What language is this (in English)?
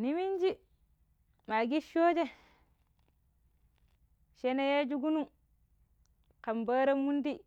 Pero